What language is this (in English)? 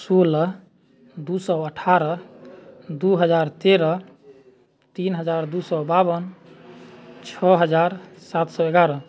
Maithili